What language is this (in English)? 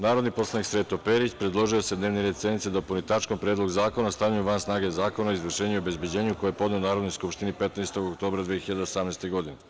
Serbian